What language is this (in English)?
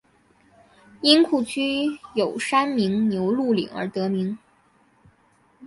Chinese